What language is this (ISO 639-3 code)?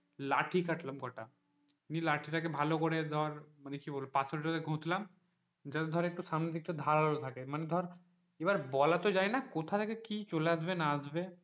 ben